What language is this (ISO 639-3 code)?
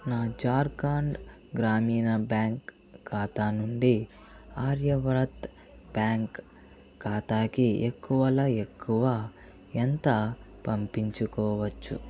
tel